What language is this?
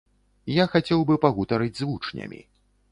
Belarusian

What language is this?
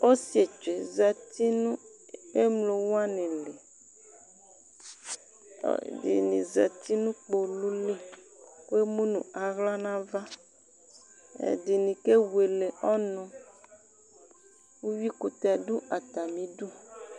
Ikposo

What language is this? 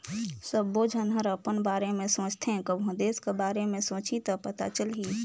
Chhattisgarhi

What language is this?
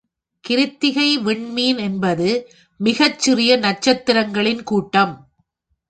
Tamil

